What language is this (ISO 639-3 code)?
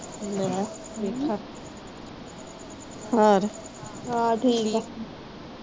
pan